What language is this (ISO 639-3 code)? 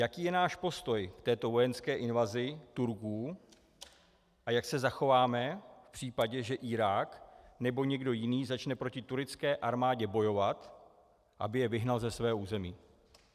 ces